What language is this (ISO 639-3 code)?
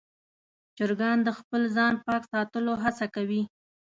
pus